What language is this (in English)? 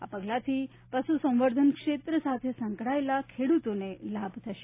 Gujarati